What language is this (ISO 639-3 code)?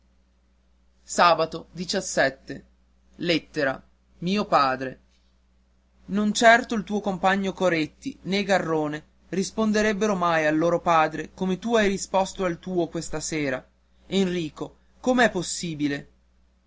ita